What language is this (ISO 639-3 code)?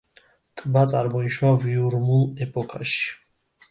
kat